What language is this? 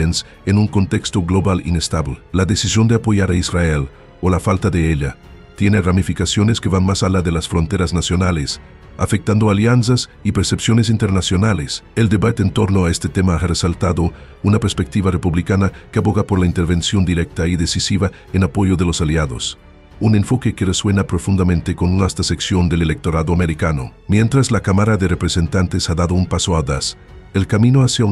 Spanish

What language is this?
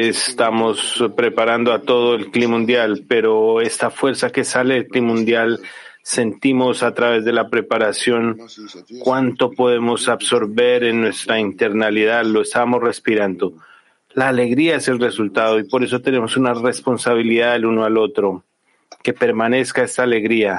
Spanish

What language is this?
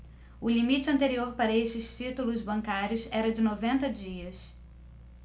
Portuguese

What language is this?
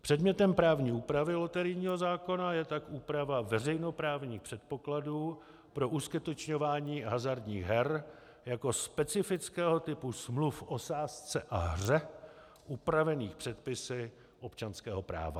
Czech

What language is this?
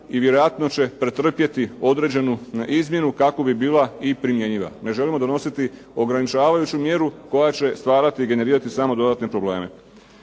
Croatian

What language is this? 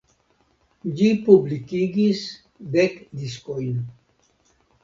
Esperanto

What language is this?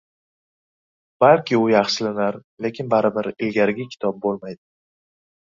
Uzbek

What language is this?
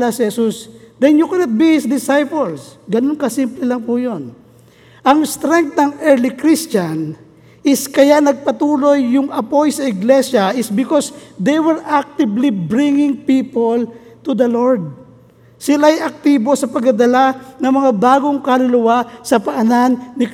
Filipino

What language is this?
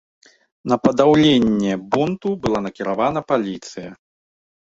Belarusian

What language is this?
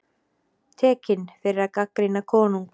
Icelandic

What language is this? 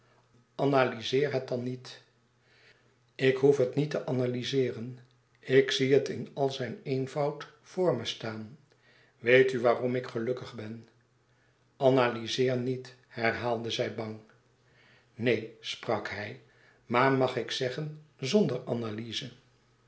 Dutch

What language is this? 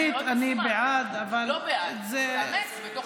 Hebrew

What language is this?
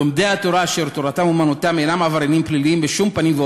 Hebrew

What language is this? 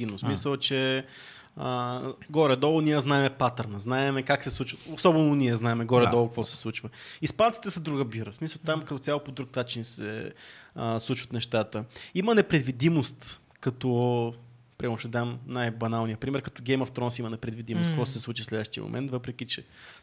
Bulgarian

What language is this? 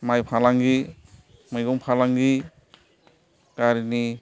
Bodo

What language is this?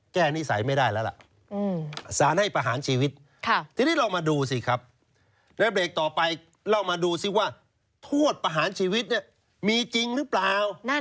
Thai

